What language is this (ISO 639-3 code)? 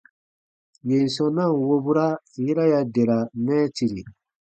bba